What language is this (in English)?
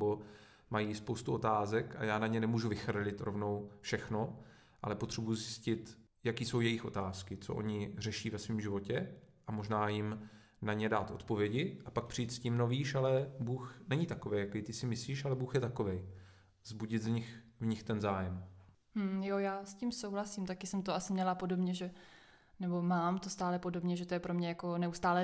Czech